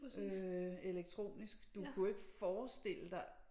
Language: Danish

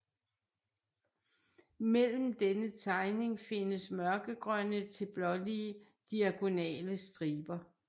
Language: Danish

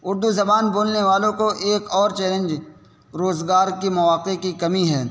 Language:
Urdu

